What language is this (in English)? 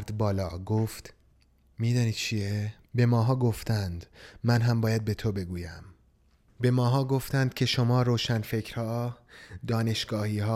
Persian